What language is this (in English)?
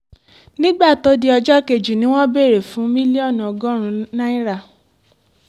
Yoruba